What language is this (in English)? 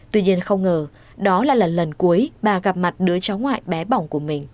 Vietnamese